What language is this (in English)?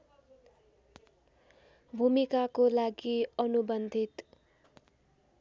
Nepali